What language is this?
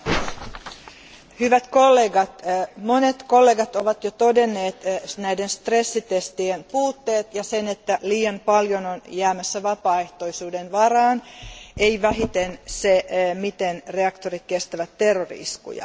Finnish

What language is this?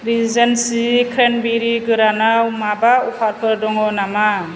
Bodo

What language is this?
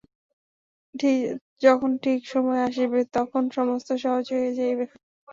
Bangla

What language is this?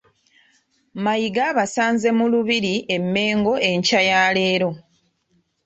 Ganda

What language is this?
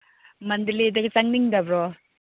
Manipuri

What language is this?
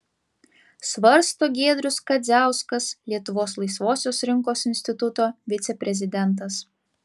Lithuanian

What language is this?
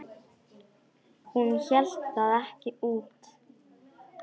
Icelandic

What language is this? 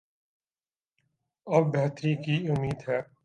Urdu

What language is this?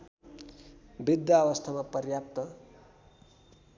Nepali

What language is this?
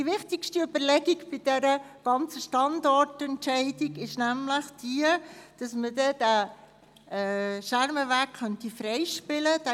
Swiss German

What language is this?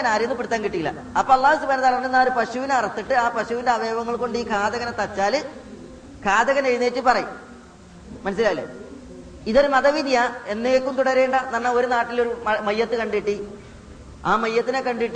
Malayalam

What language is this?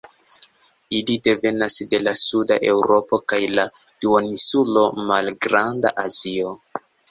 Esperanto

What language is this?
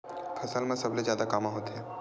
Chhattisgarhi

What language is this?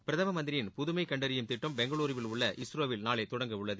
Tamil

